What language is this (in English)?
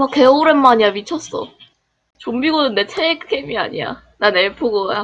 Korean